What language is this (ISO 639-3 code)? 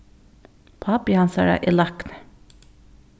fao